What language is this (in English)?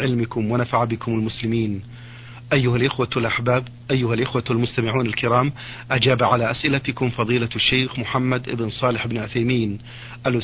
Arabic